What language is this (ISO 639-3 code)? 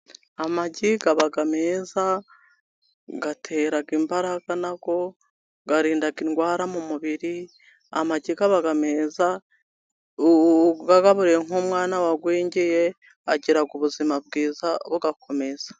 kin